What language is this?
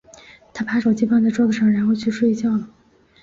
Chinese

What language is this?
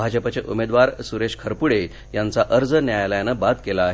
Marathi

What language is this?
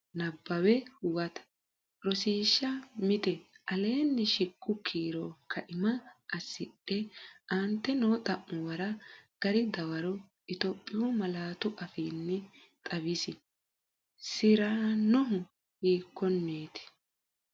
Sidamo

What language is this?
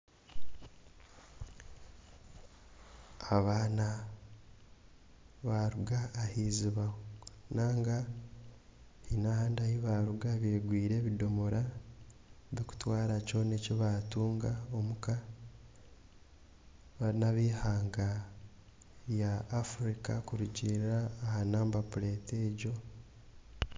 Nyankole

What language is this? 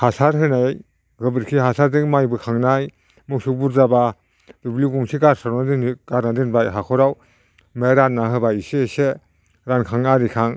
Bodo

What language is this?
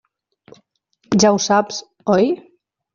Catalan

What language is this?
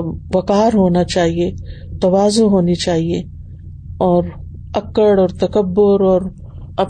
Urdu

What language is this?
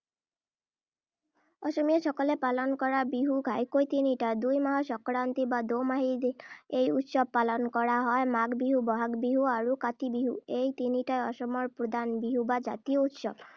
Assamese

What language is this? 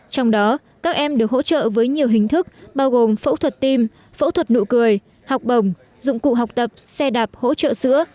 Vietnamese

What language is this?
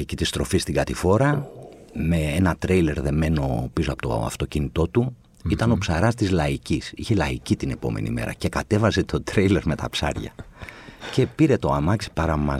Greek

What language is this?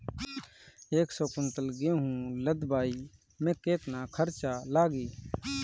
Bhojpuri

